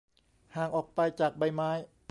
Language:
Thai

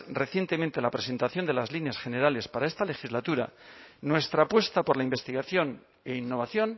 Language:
Spanish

